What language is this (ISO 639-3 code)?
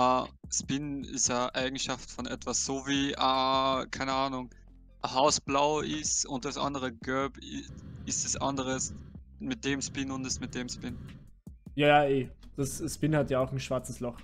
deu